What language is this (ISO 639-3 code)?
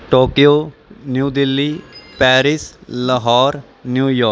pan